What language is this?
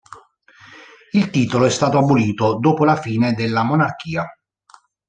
Italian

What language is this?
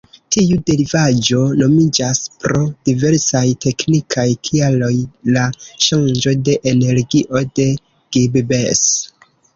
Esperanto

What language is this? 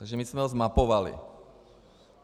Czech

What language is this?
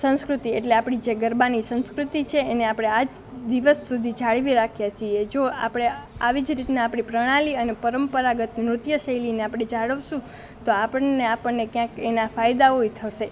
Gujarati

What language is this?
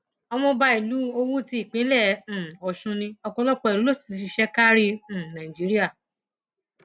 Yoruba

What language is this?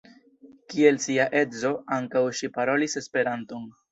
Esperanto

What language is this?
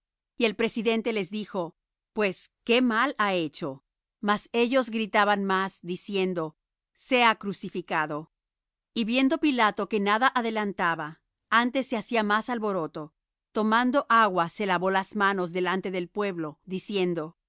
Spanish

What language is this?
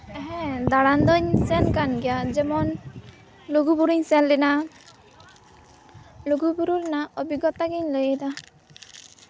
Santali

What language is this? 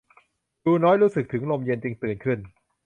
Thai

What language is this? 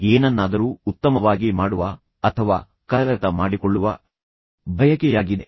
Kannada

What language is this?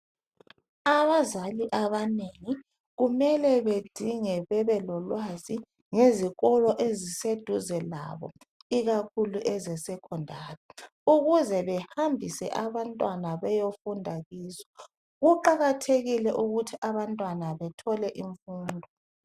North Ndebele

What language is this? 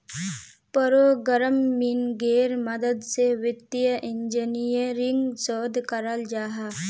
Magahi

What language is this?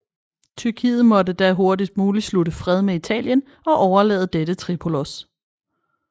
Danish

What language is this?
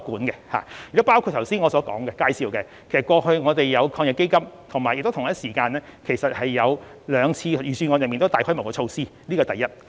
Cantonese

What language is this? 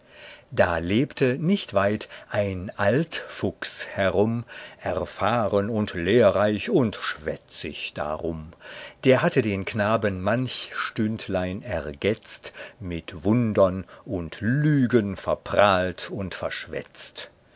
German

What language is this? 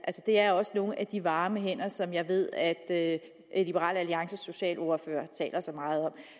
Danish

